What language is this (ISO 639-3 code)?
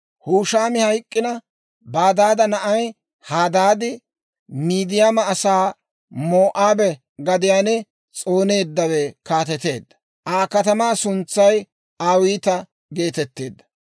dwr